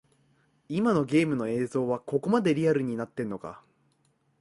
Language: Japanese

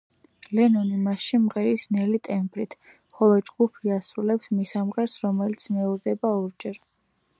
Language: Georgian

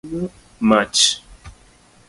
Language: Luo (Kenya and Tanzania)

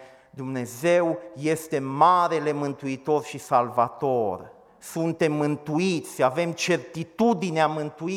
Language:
Romanian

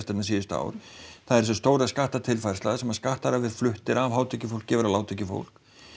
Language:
Icelandic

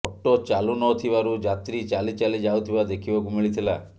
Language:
Odia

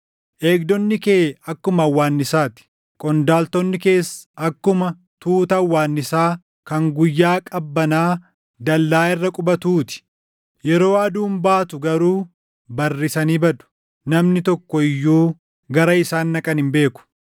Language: Oromo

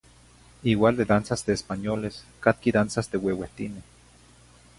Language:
Zacatlán-Ahuacatlán-Tepetzintla Nahuatl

